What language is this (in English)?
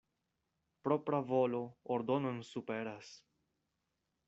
Esperanto